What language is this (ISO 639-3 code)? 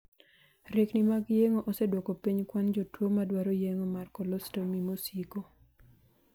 luo